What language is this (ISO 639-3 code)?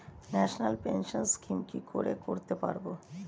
ben